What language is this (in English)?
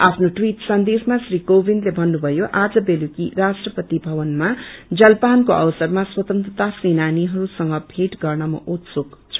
Nepali